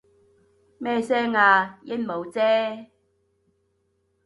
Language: Cantonese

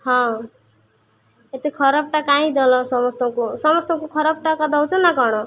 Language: Odia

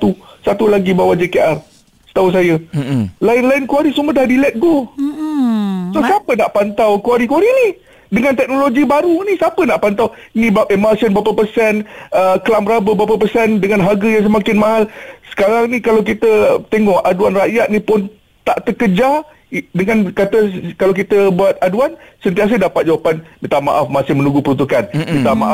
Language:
Malay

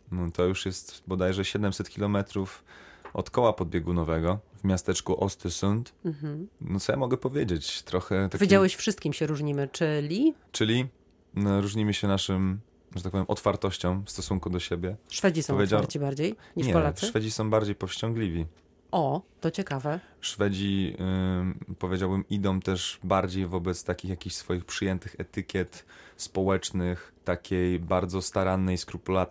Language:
Polish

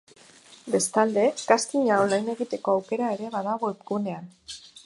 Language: Basque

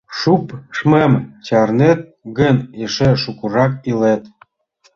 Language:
Mari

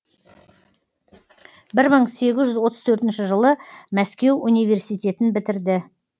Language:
Kazakh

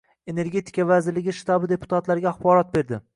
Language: Uzbek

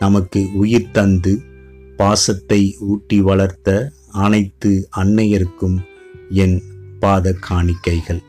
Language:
Tamil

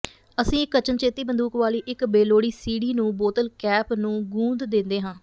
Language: Punjabi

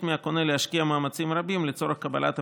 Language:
Hebrew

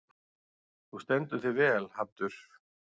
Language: Icelandic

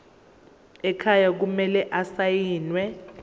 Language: Zulu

